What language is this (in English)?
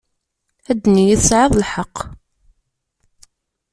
Kabyle